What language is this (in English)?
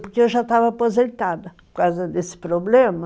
Portuguese